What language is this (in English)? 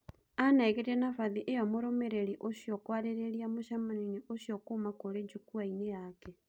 Kikuyu